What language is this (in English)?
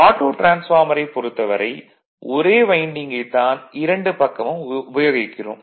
Tamil